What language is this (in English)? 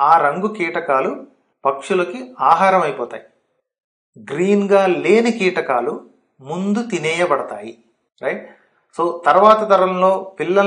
Telugu